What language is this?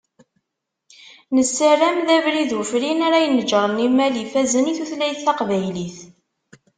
Kabyle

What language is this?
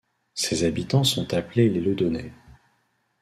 French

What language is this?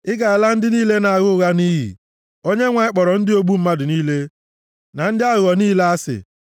Igbo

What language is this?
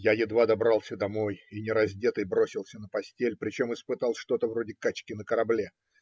Russian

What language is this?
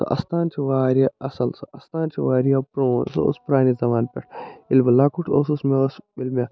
Kashmiri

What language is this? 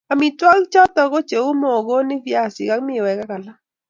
Kalenjin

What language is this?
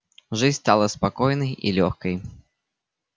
Russian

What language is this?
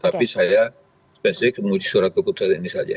Indonesian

